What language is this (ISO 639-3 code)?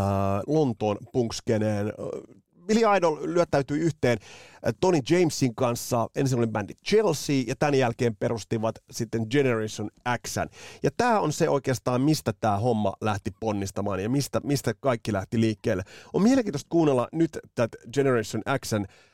fin